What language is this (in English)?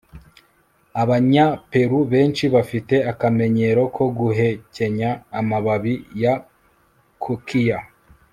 Kinyarwanda